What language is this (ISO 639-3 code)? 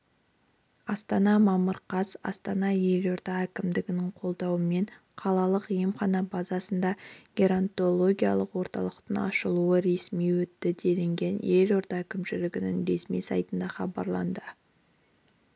kaz